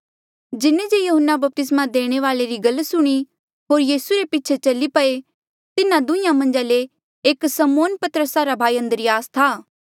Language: Mandeali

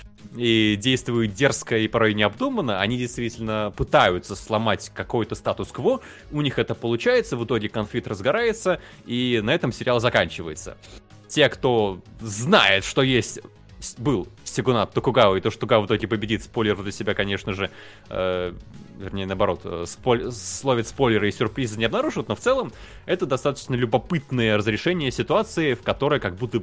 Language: Russian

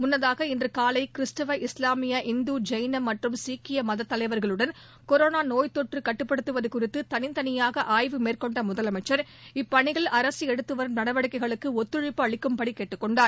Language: Tamil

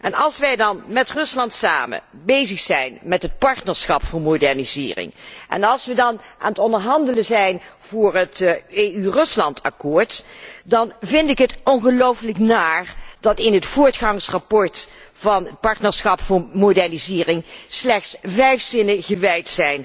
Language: Dutch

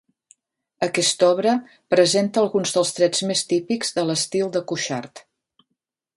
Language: Catalan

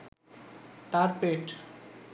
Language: Bangla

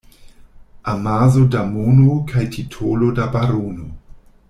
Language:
Esperanto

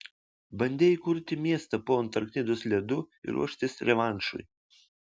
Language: Lithuanian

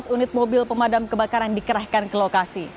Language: Indonesian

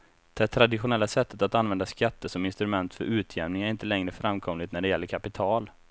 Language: Swedish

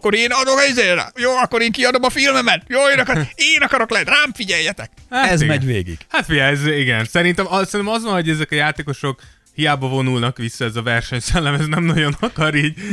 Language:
Hungarian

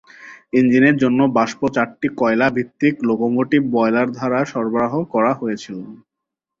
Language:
Bangla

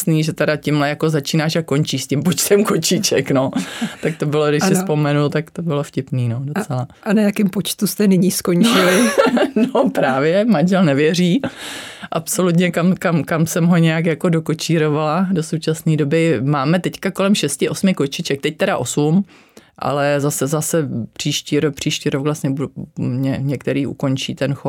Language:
Czech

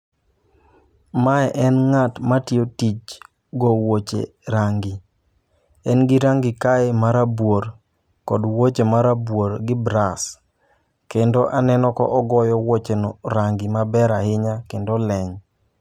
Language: Luo (Kenya and Tanzania)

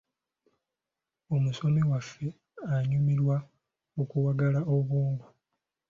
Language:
Ganda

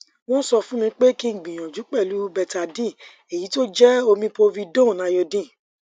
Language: Yoruba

